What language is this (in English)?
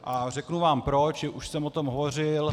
Czech